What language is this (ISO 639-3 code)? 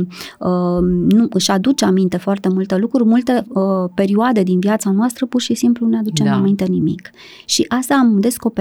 ron